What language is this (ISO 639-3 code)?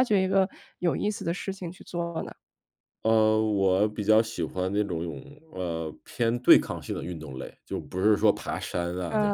zho